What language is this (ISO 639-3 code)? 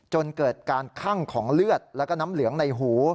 tha